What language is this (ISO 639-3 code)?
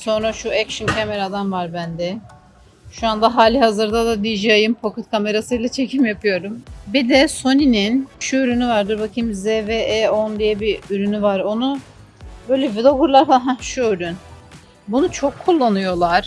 tur